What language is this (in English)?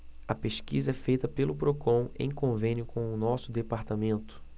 Portuguese